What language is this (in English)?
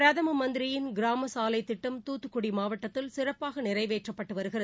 Tamil